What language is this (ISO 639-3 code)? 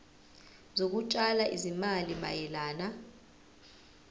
zul